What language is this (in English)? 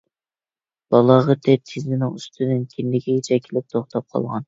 Uyghur